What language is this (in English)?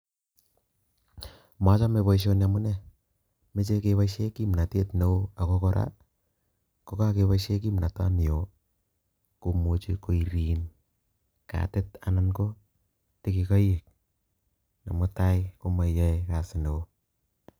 Kalenjin